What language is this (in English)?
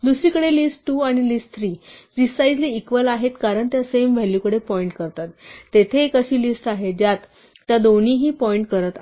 Marathi